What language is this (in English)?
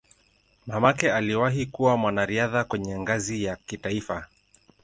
Swahili